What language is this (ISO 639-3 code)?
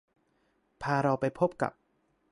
tha